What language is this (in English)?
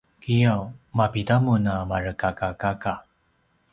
Paiwan